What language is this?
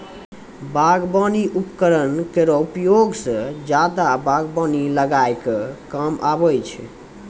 Maithili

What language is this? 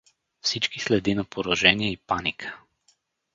Bulgarian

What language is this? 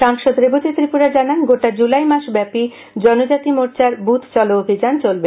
Bangla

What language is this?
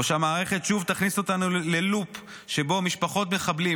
Hebrew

